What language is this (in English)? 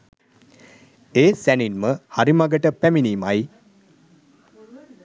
Sinhala